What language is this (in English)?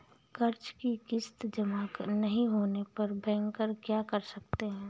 Hindi